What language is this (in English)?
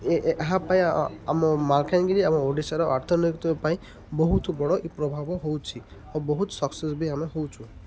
Odia